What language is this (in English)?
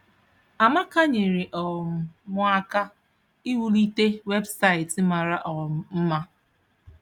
Igbo